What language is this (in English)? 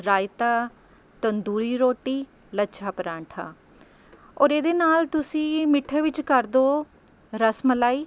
Punjabi